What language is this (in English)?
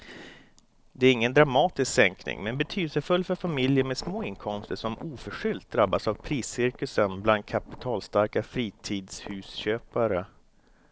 Swedish